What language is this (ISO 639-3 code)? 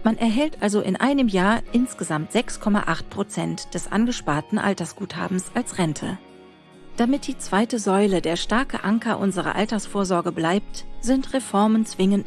deu